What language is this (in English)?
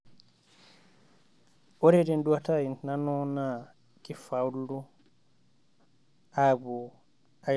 Masai